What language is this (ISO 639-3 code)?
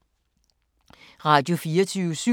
dan